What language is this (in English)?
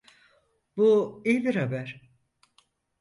Turkish